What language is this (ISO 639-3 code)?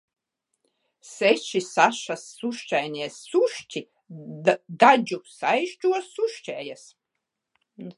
lav